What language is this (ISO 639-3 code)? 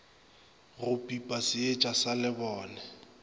nso